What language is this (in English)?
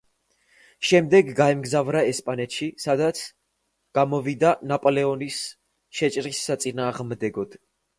Georgian